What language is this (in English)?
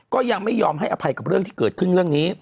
Thai